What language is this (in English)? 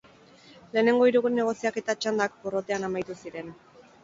Basque